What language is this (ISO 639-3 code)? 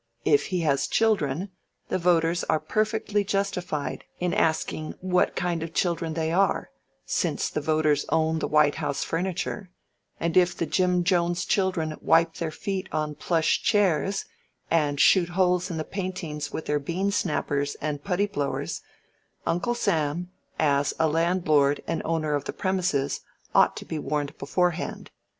eng